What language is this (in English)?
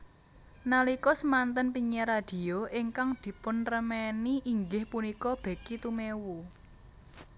Javanese